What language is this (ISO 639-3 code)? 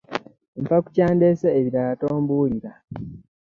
lug